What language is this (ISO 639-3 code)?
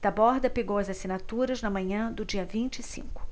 por